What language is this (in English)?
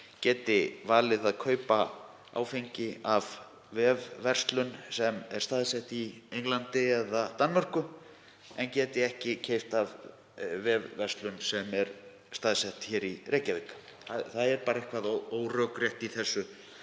Icelandic